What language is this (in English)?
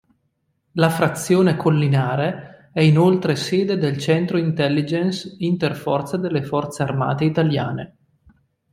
Italian